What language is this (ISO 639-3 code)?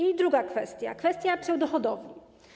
pol